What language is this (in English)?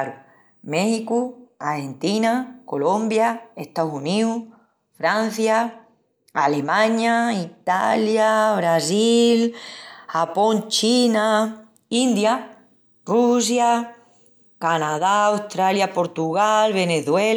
Extremaduran